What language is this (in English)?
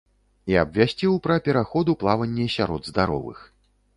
Belarusian